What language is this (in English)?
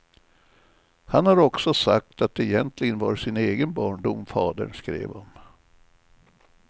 Swedish